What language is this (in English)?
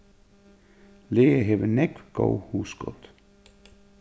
Faroese